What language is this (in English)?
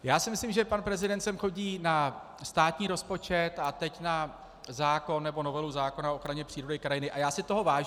Czech